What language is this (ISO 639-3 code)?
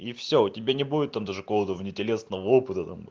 rus